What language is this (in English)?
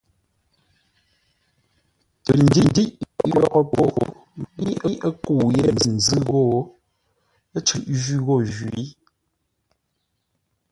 Ngombale